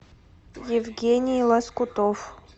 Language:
Russian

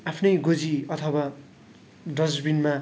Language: Nepali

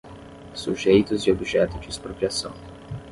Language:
Portuguese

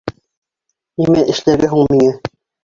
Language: Bashkir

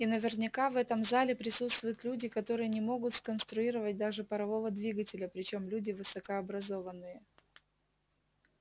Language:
Russian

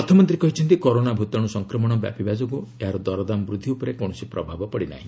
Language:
Odia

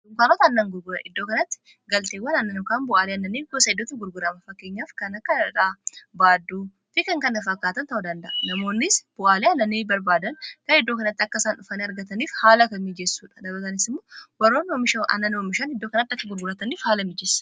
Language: Oromo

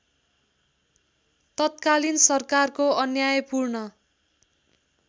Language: Nepali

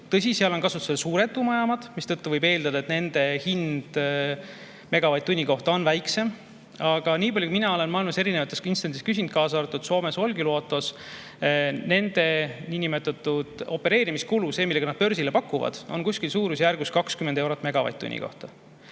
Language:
Estonian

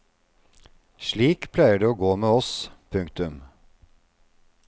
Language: Norwegian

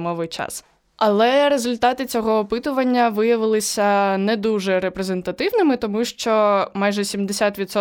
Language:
Ukrainian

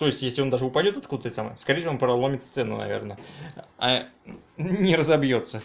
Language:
Russian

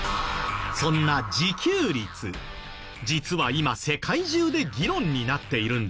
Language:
Japanese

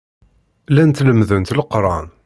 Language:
Kabyle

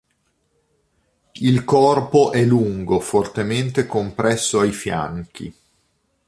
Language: Italian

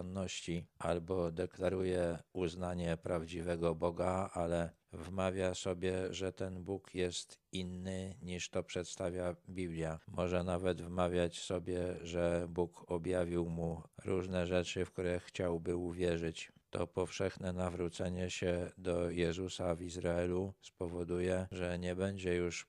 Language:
Polish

